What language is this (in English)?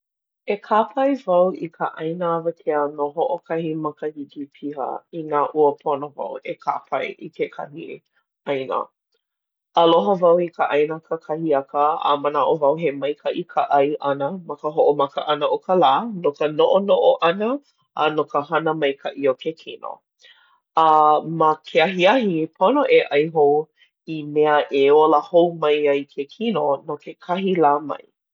Hawaiian